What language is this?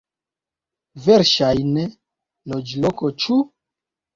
Esperanto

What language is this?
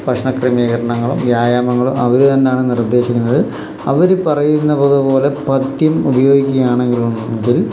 Malayalam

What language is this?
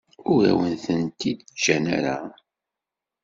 Kabyle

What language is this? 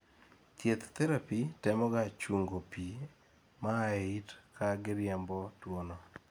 Luo (Kenya and Tanzania)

